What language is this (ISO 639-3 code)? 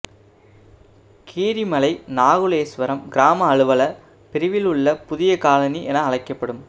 tam